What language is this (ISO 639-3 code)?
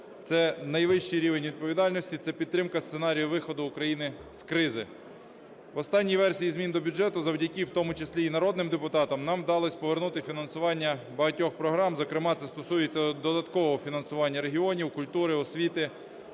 ukr